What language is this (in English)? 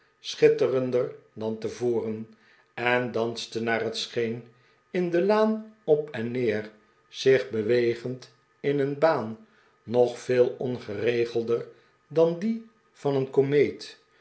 Dutch